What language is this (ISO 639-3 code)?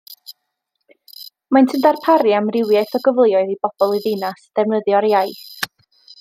cym